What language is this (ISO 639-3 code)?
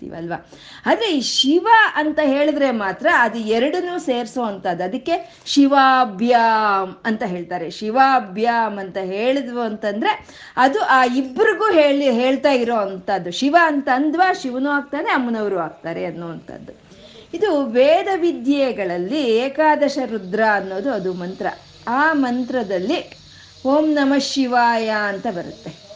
kan